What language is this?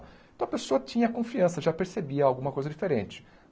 Portuguese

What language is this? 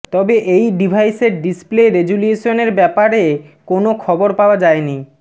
Bangla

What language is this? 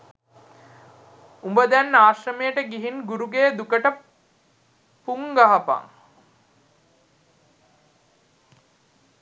Sinhala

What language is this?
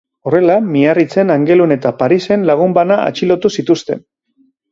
Basque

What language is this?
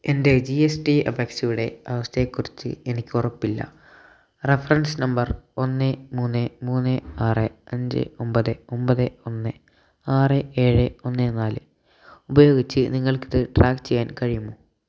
Malayalam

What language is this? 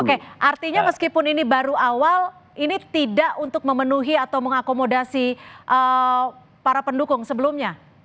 Indonesian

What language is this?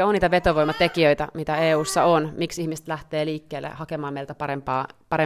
Finnish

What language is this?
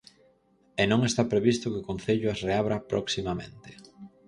Galician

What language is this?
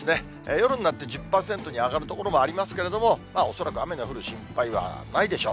Japanese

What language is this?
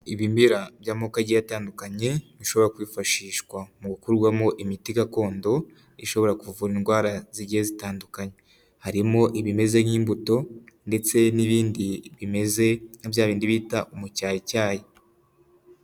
Kinyarwanda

